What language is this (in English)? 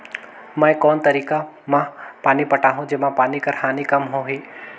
Chhattisgarhi